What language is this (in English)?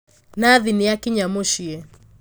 Kikuyu